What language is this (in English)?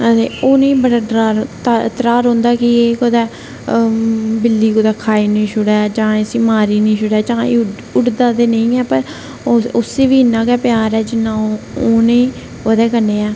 Dogri